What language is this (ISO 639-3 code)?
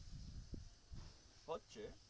ben